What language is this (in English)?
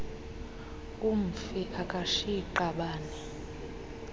Xhosa